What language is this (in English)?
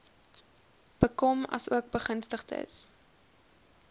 Afrikaans